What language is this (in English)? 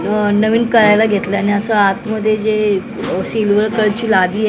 Marathi